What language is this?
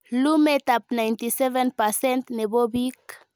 Kalenjin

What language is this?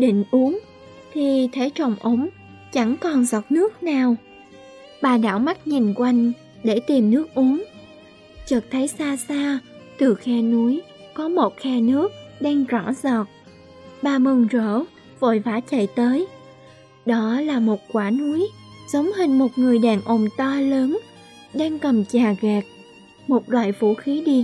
Vietnamese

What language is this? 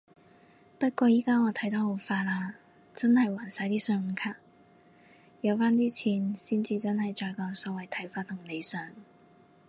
Cantonese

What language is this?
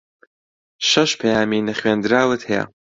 Central Kurdish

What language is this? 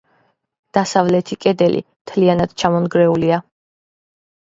Georgian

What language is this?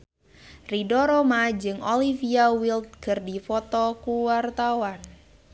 Sundanese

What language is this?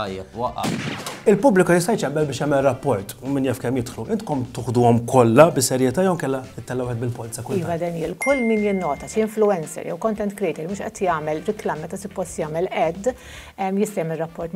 Arabic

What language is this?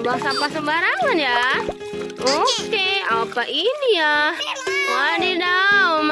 Indonesian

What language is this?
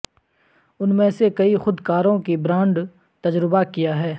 Urdu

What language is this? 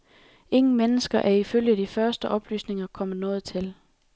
Danish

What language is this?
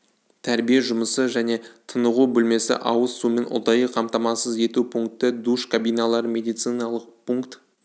Kazakh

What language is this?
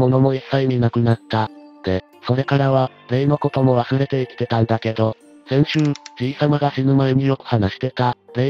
Japanese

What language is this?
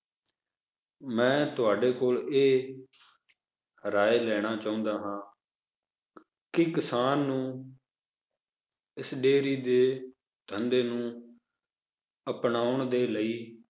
Punjabi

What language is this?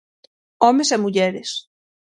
Galician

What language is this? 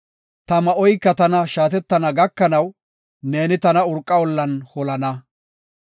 Gofa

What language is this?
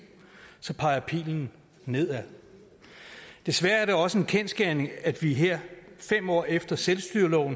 Danish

